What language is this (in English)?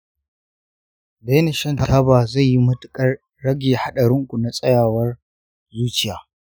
Hausa